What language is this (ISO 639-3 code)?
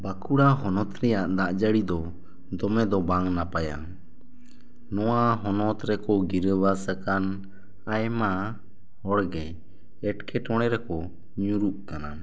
sat